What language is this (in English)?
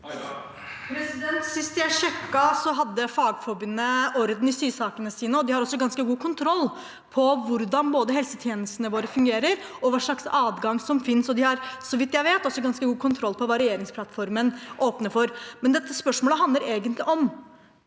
Norwegian